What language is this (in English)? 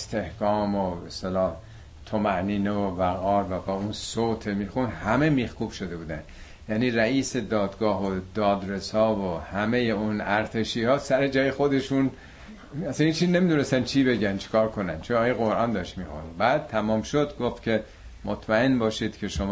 Persian